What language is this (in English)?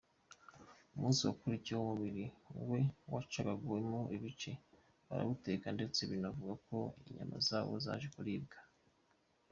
Kinyarwanda